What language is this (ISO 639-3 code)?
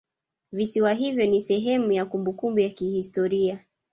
swa